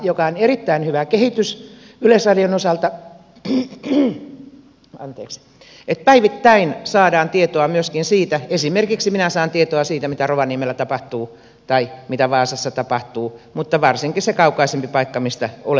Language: Finnish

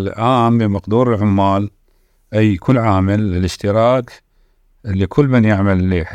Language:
Arabic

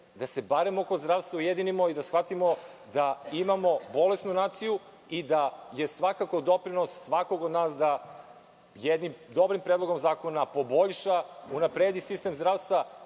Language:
Serbian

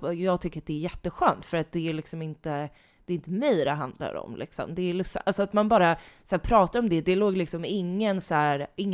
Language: Swedish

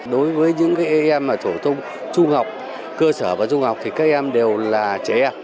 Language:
Vietnamese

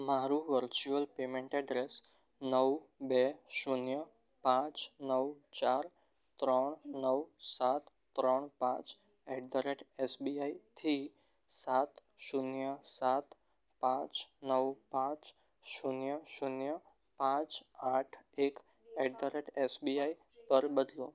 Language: Gujarati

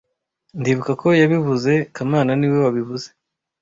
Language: Kinyarwanda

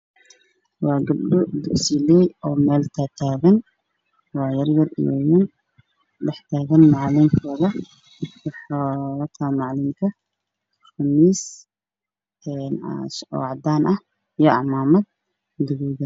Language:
Somali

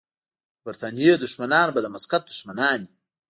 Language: Pashto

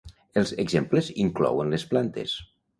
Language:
Catalan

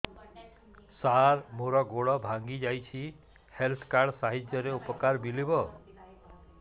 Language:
Odia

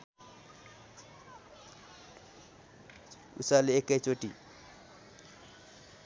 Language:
Nepali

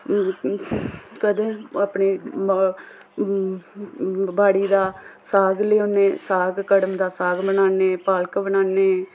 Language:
Dogri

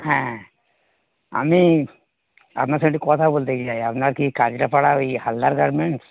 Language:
Bangla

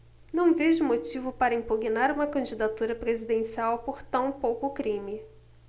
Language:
Portuguese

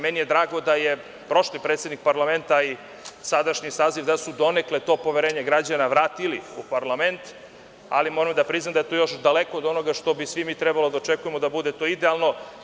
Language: Serbian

